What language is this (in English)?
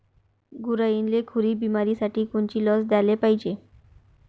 Marathi